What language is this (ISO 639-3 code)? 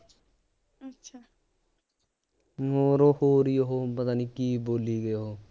pan